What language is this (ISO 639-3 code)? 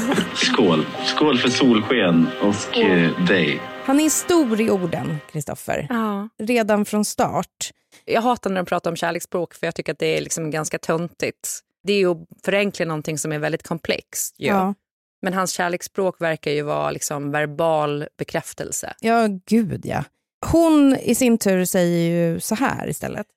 swe